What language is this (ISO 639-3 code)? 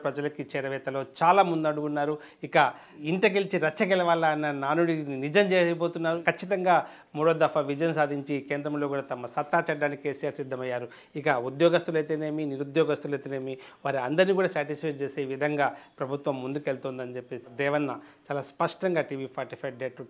hin